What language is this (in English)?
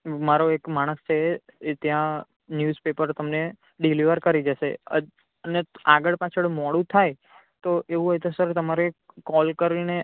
Gujarati